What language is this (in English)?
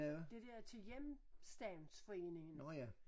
Danish